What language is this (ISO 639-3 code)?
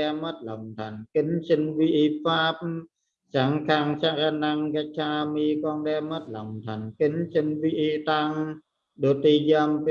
vie